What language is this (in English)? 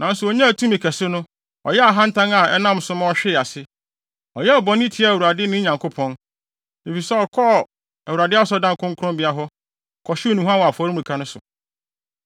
Akan